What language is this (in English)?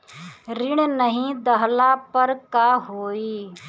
Bhojpuri